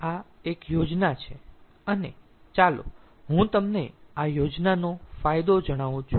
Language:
Gujarati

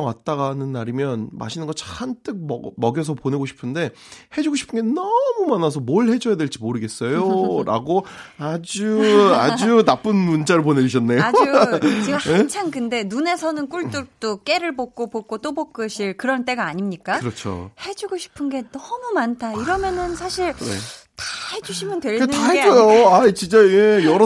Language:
Korean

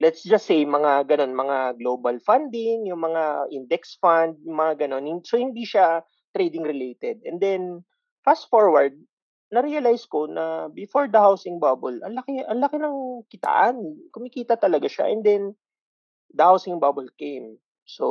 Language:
Filipino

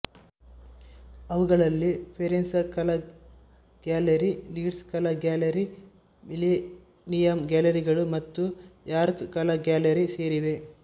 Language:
Kannada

